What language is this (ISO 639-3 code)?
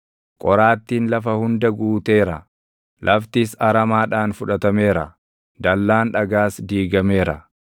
orm